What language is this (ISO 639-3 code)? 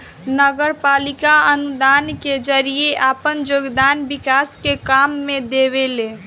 bho